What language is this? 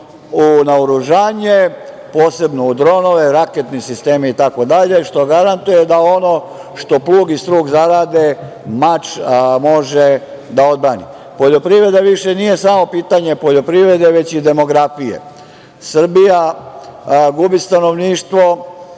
Serbian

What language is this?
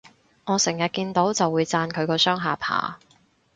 Cantonese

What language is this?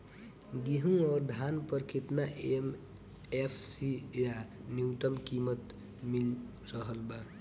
Bhojpuri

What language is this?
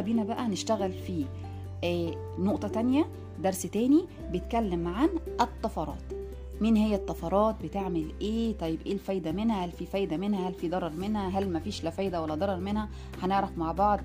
Arabic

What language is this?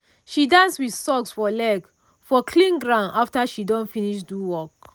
Nigerian Pidgin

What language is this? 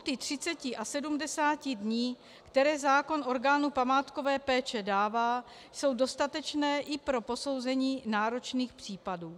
Czech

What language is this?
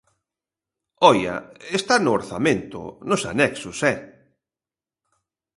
Galician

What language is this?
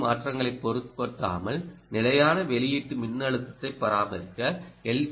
Tamil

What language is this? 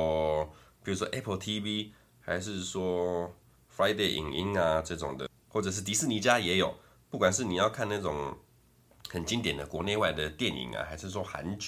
Chinese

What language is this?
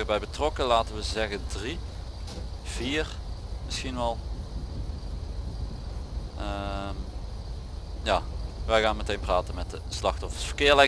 Dutch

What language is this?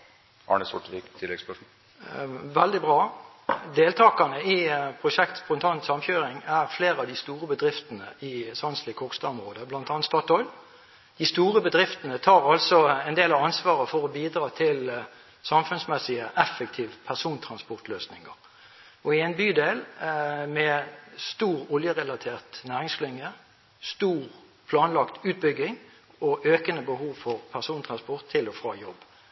Norwegian Bokmål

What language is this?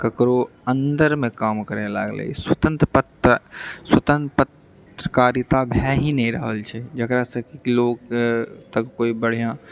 Maithili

